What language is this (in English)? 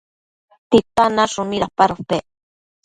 Matsés